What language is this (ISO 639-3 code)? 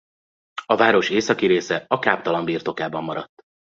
hun